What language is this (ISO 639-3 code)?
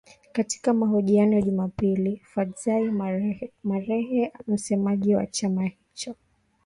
swa